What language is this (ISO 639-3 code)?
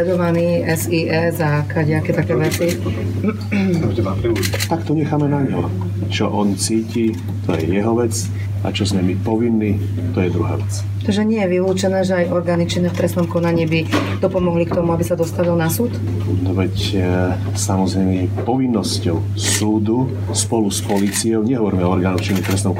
slk